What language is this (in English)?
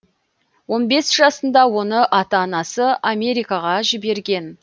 Kazakh